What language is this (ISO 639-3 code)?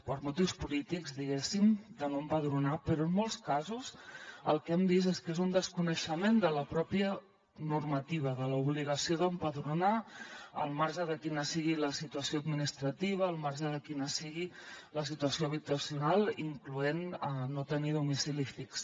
cat